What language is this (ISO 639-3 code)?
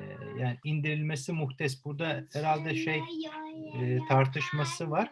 tur